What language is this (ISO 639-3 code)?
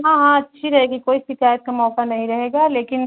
urd